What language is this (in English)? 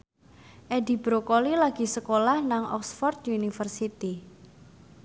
Javanese